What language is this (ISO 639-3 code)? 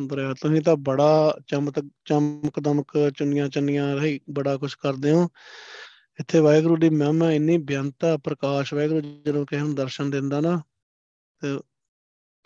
pan